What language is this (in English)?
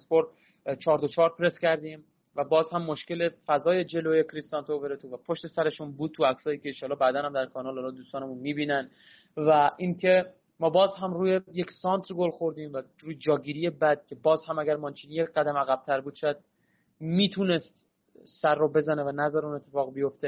Persian